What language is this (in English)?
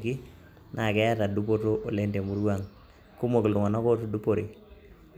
Masai